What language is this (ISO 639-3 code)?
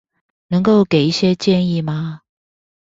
zho